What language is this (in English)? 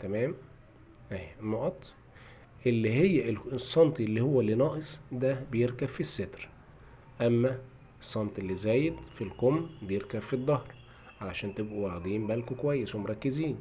Arabic